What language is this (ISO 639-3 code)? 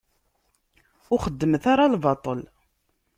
kab